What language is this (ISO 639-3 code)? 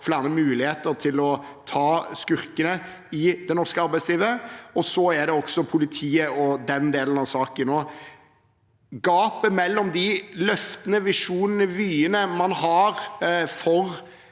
nor